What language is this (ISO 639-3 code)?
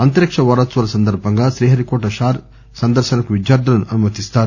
tel